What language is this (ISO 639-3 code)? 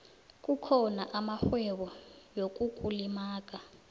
nbl